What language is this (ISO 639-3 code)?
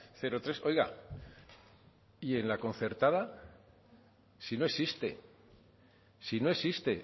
spa